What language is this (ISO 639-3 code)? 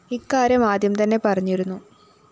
mal